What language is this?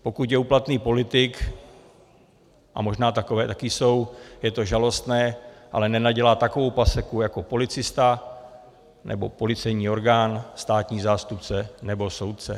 Czech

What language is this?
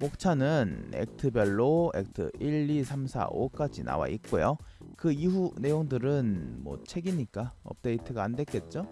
Korean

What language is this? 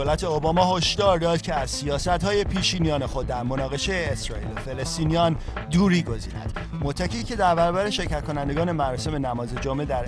Persian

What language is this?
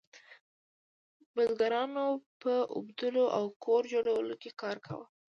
Pashto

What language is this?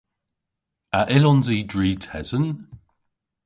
Cornish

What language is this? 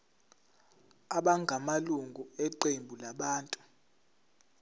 Zulu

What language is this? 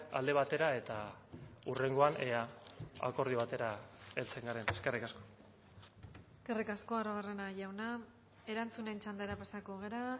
Basque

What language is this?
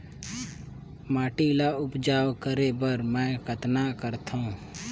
Chhattisgarhi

